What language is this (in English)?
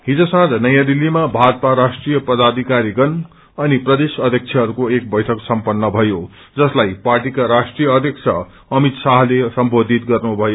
Nepali